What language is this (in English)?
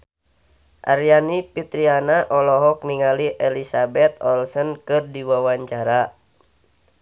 Sundanese